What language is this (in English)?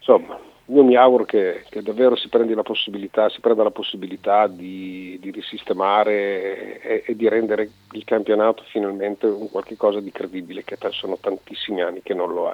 Italian